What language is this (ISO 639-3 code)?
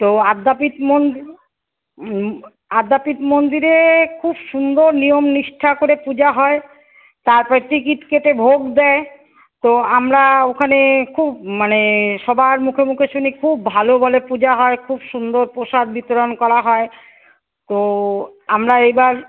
ben